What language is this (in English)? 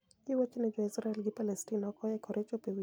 Luo (Kenya and Tanzania)